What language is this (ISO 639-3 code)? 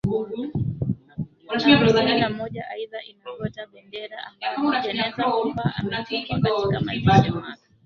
swa